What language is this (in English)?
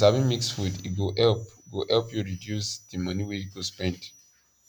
Nigerian Pidgin